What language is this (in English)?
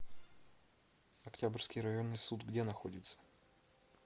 Russian